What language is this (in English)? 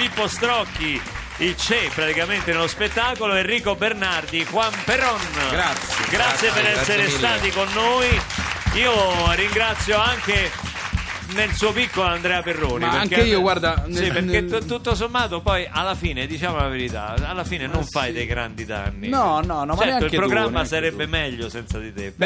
Italian